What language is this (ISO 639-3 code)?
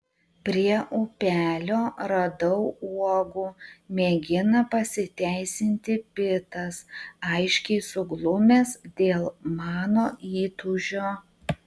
lit